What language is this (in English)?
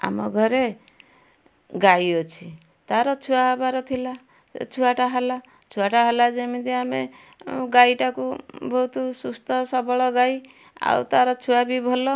Odia